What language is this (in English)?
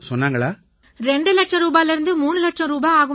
Tamil